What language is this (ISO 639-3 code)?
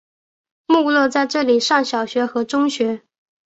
zho